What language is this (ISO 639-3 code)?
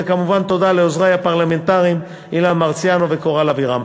heb